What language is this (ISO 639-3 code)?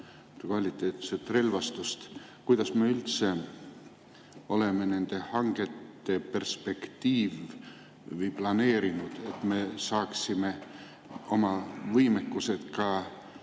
est